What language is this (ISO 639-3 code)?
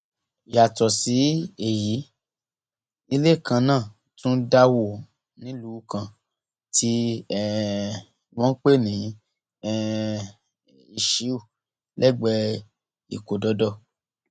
yor